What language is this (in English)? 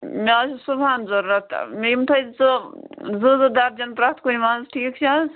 Kashmiri